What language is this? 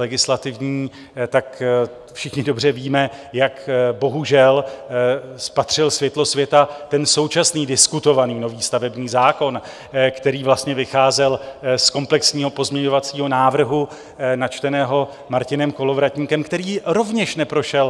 Czech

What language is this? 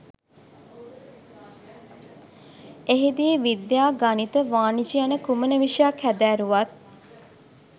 Sinhala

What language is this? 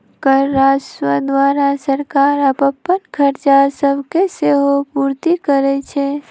Magahi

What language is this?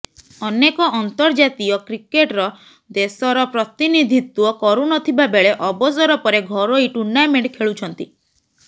Odia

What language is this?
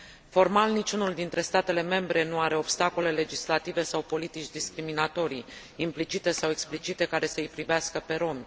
Romanian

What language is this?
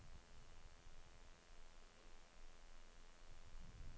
Norwegian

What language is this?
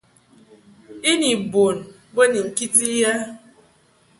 Mungaka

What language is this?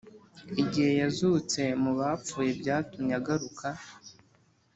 Kinyarwanda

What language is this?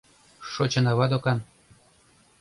Mari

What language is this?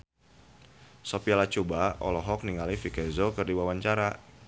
Sundanese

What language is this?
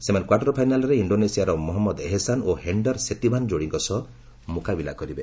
Odia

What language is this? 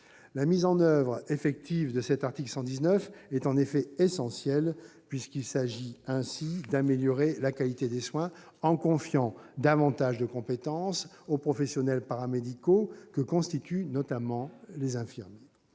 French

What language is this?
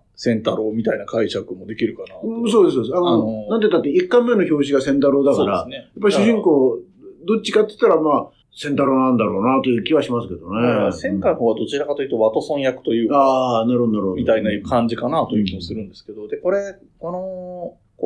Japanese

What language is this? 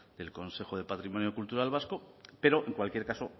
Spanish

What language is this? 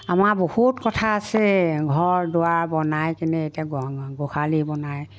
Assamese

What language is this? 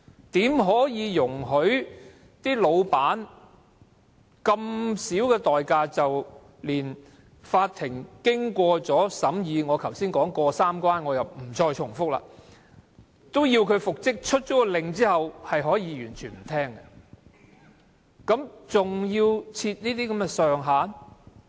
Cantonese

